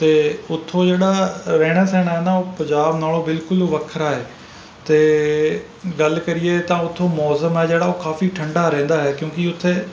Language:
Punjabi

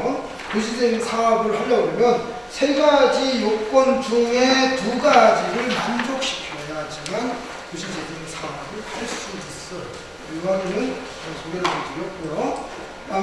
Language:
Korean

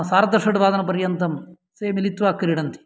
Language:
Sanskrit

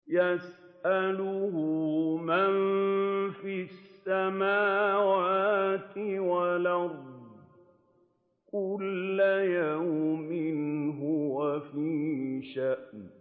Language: Arabic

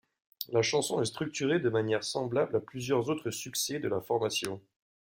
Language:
French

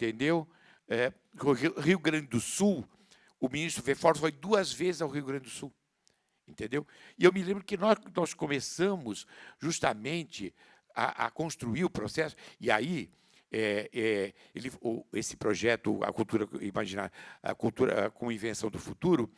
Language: Portuguese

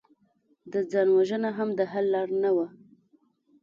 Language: Pashto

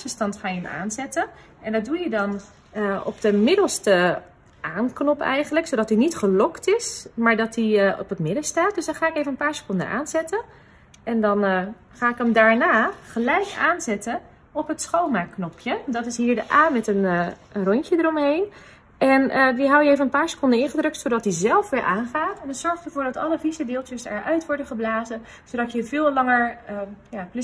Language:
Dutch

